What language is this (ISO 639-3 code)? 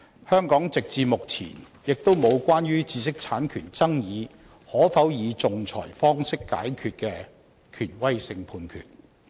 yue